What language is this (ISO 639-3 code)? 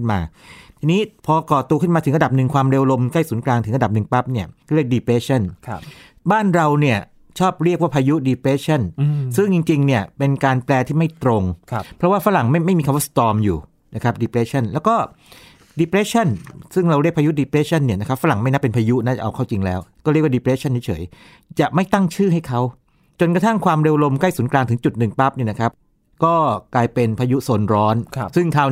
tha